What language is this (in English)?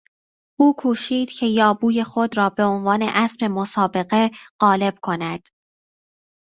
Persian